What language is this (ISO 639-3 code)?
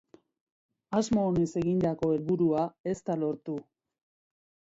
eus